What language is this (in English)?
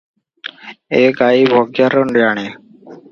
Odia